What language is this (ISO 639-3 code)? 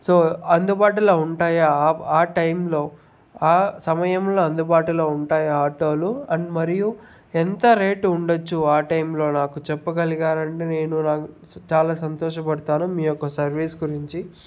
tel